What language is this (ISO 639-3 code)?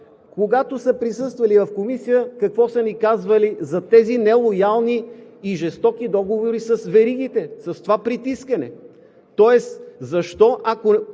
bul